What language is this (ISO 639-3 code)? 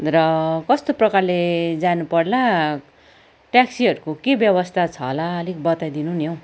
nep